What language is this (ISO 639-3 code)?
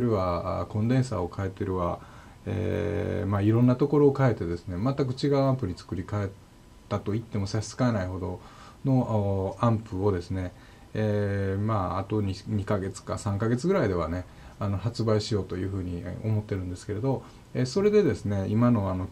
jpn